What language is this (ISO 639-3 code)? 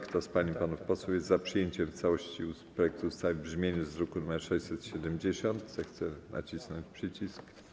pol